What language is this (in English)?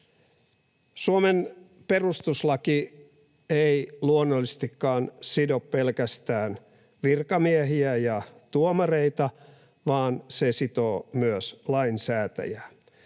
Finnish